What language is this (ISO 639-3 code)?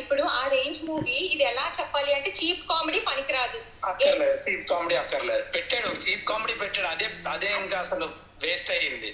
tel